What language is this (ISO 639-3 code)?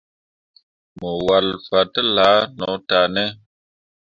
mua